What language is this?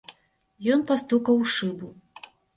Belarusian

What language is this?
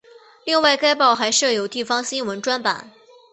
Chinese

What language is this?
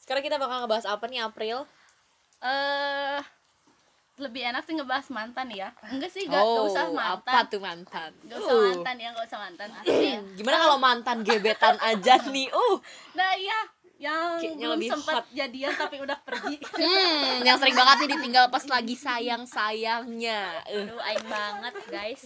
Indonesian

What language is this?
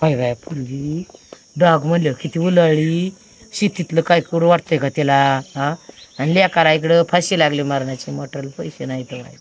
Romanian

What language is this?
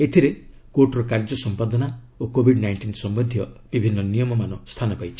Odia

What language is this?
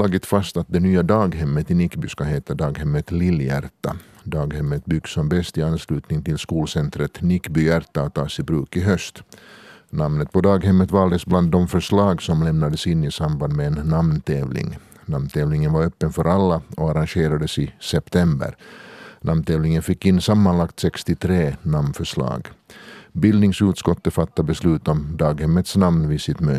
Swedish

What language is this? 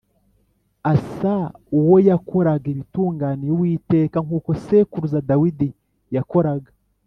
Kinyarwanda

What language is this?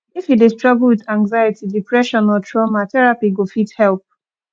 Nigerian Pidgin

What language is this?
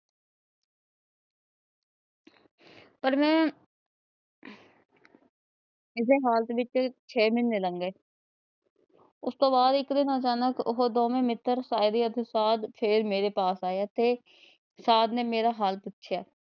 Punjabi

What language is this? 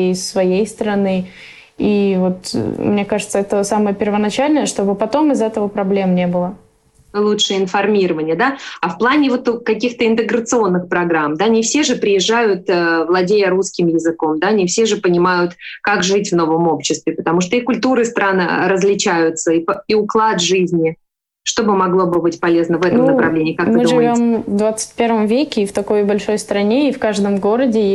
Russian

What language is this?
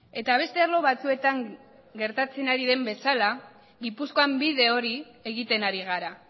Basque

